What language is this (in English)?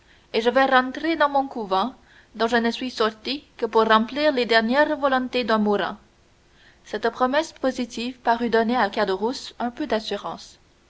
French